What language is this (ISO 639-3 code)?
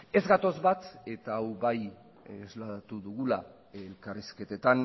eus